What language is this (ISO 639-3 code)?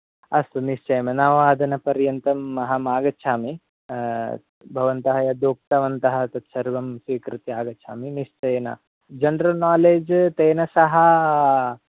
san